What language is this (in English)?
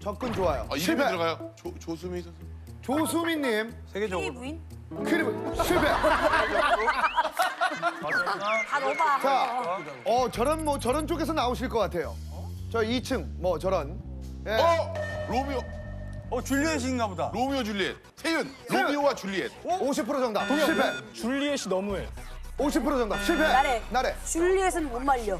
Korean